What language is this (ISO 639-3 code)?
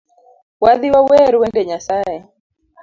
luo